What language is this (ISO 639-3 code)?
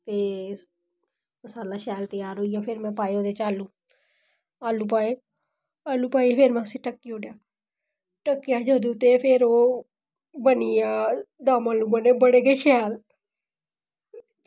doi